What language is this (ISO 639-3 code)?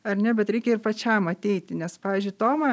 lit